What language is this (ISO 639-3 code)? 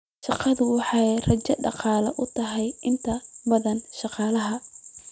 som